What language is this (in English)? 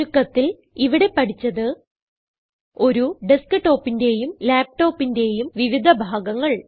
Malayalam